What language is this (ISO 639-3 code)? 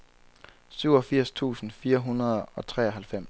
dan